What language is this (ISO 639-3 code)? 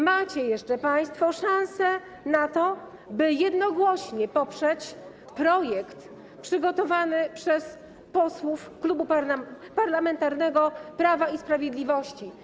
pol